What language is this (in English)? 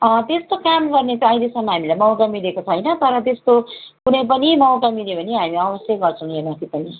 Nepali